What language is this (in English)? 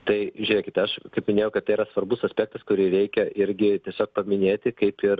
Lithuanian